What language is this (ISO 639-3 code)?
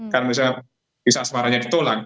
ind